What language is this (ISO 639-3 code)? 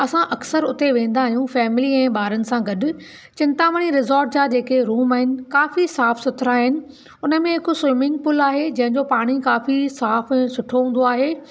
snd